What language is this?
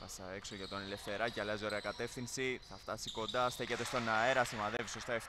Greek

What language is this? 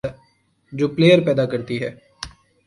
Urdu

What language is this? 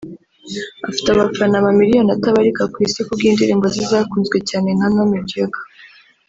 Kinyarwanda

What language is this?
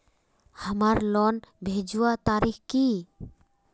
Magahi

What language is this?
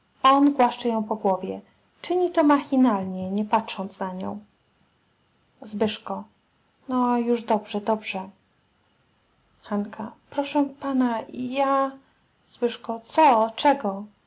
Polish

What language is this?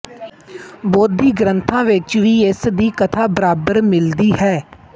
Punjabi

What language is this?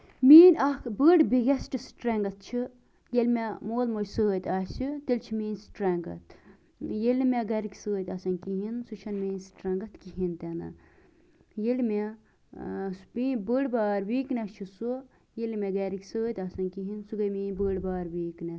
Kashmiri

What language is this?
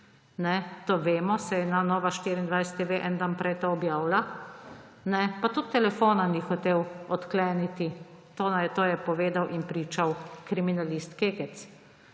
Slovenian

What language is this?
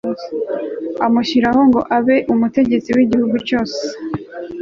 Kinyarwanda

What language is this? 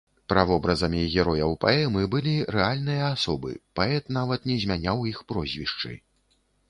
Belarusian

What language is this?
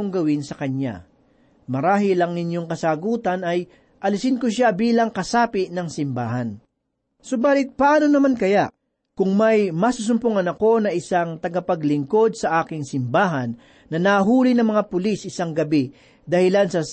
Filipino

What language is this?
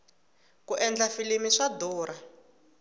Tsonga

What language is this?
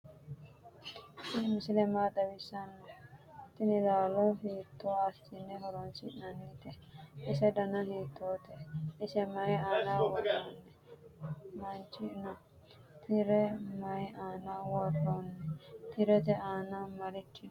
Sidamo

